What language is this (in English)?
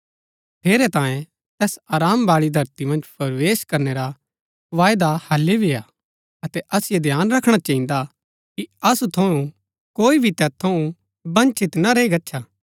Gaddi